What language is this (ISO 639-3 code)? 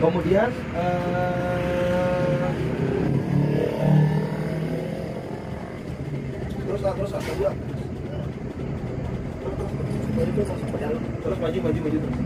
ind